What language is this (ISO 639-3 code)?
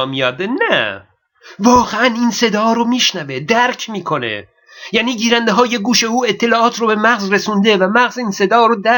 fas